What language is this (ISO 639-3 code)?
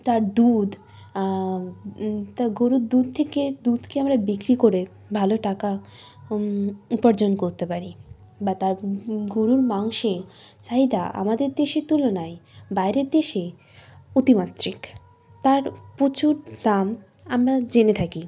ben